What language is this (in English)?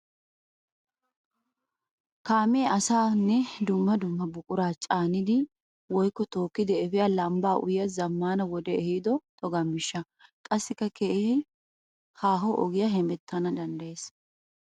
Wolaytta